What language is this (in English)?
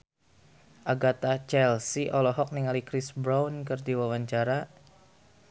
Sundanese